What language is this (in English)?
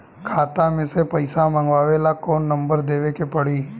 Bhojpuri